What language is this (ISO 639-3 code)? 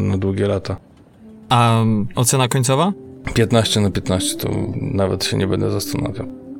pol